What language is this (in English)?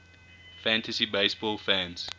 English